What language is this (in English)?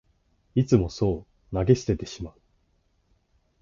Japanese